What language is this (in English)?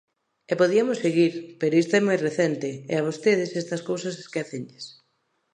Galician